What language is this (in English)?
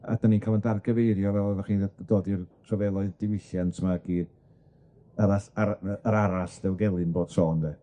Welsh